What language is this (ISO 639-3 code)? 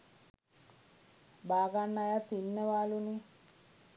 sin